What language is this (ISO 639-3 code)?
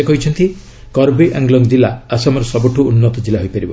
ori